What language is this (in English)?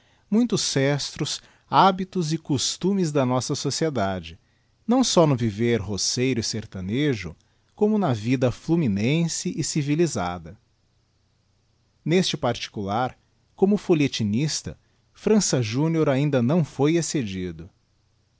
Portuguese